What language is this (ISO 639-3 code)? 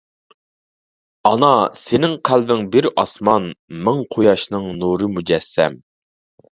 uig